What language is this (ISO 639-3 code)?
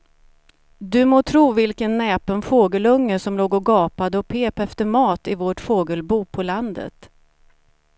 swe